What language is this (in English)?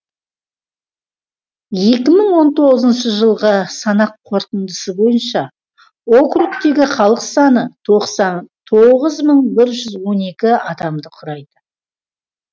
Kazakh